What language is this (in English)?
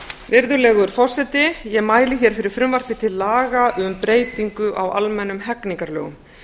Icelandic